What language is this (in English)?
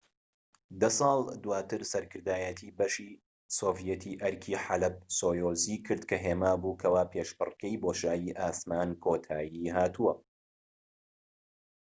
Central Kurdish